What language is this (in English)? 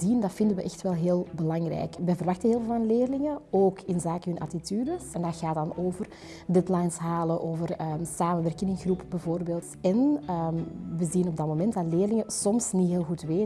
Dutch